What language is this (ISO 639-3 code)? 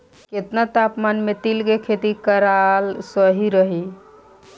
bho